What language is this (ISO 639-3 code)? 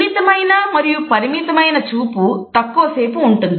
tel